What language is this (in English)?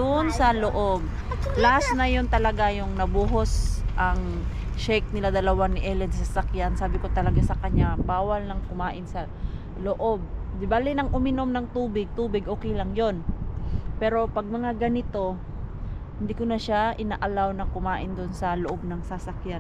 Filipino